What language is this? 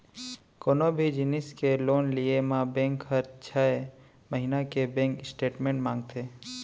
Chhattisgarhi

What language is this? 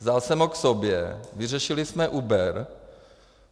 Czech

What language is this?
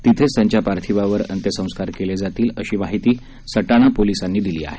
Marathi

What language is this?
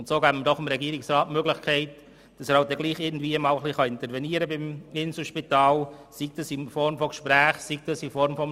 Swiss German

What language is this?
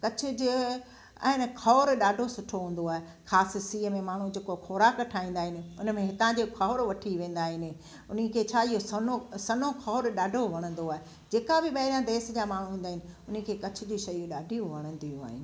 Sindhi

